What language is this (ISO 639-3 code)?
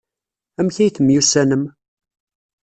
kab